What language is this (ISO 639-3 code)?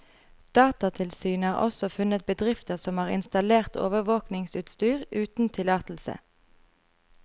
nor